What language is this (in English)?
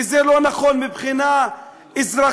Hebrew